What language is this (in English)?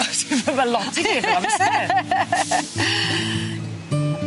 Welsh